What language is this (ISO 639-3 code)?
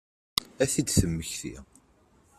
kab